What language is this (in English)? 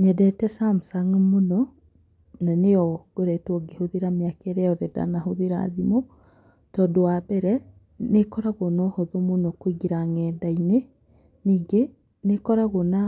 Kikuyu